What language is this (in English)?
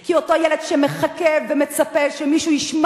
Hebrew